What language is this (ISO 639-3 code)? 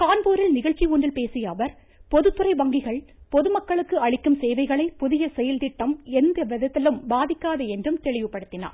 tam